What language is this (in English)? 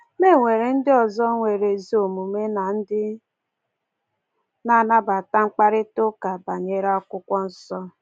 Igbo